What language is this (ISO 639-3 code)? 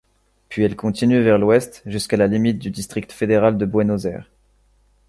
fra